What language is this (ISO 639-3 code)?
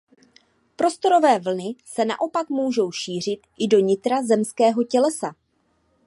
ces